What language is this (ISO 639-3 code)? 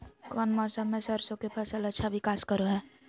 mag